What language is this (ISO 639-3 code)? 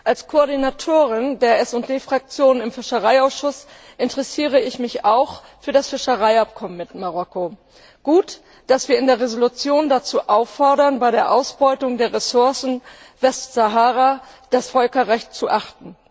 deu